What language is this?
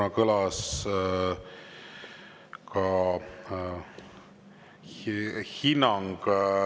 Estonian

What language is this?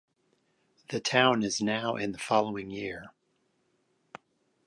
English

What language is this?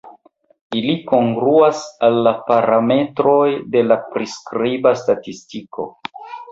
Esperanto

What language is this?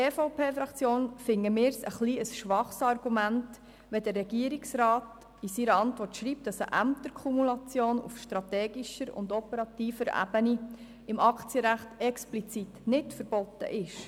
Swiss German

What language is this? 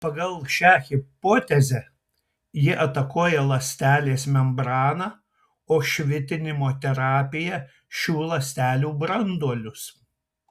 Lithuanian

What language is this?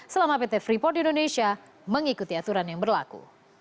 Indonesian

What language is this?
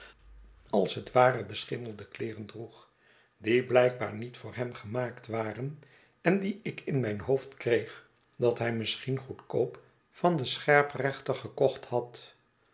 Dutch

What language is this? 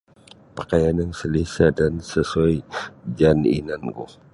Sabah Bisaya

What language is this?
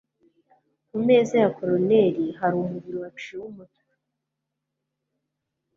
Kinyarwanda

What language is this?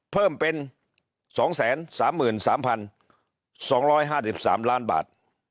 Thai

